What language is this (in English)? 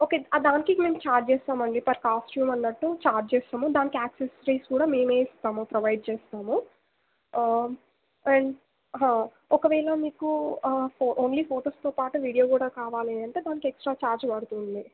Telugu